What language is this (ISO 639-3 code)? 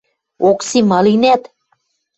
mrj